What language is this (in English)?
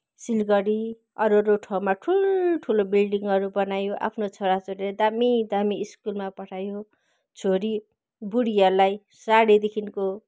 Nepali